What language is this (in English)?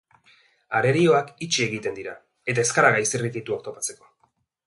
Basque